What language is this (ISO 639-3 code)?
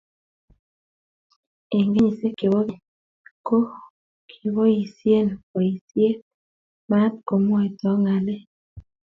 kln